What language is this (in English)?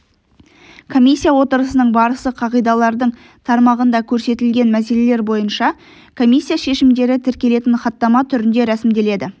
Kazakh